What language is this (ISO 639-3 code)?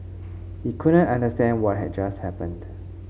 eng